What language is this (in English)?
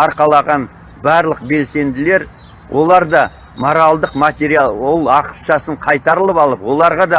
Turkish